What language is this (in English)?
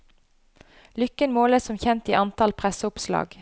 Norwegian